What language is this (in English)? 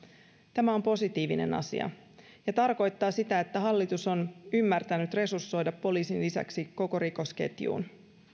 Finnish